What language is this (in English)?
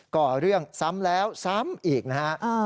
Thai